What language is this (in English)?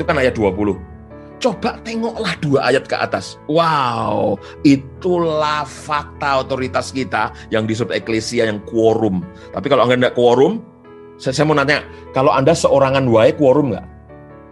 Indonesian